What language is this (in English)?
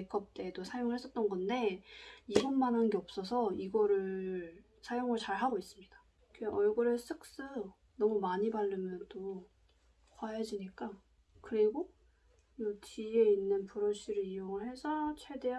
Korean